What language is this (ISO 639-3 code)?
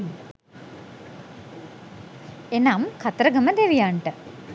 sin